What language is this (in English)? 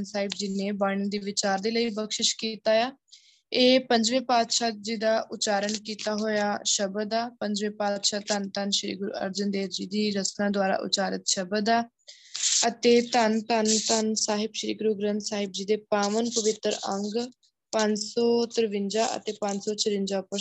Punjabi